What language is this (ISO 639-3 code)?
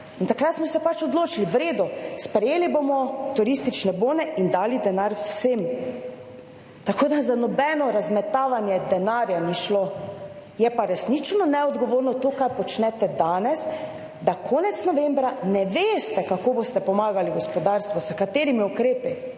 slv